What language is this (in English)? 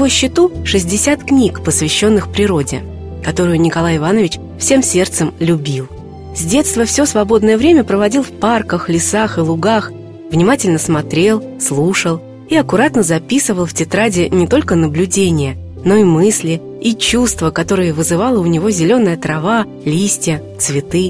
Russian